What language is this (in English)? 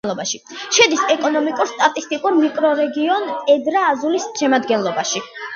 Georgian